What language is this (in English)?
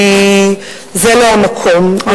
Hebrew